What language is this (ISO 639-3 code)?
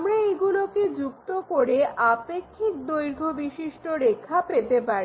ben